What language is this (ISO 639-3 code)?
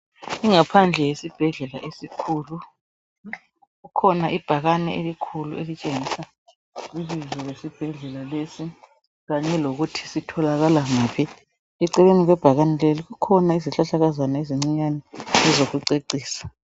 nde